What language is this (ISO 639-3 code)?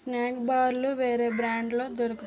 tel